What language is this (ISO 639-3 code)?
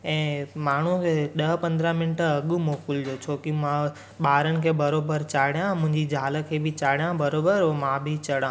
snd